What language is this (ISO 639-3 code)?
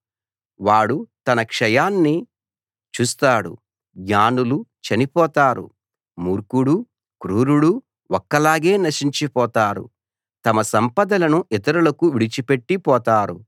tel